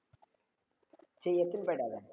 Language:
Tamil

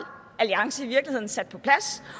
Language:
Danish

